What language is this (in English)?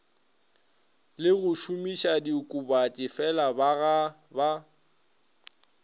Northern Sotho